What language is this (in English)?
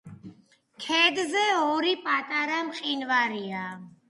Georgian